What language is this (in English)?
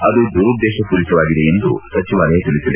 Kannada